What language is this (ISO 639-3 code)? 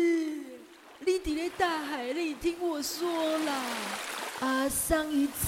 zho